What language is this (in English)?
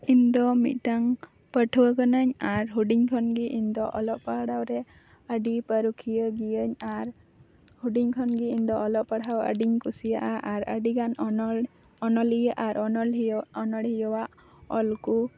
Santali